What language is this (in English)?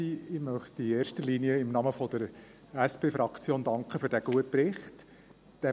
Swiss German